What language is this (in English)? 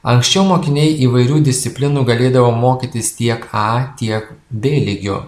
Lithuanian